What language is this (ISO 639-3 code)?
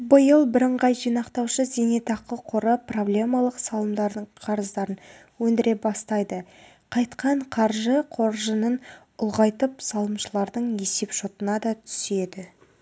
kaz